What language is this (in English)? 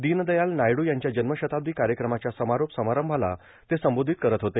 Marathi